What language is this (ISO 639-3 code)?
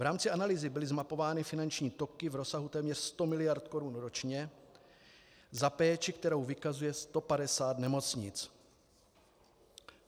ces